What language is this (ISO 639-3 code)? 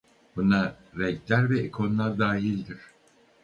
tur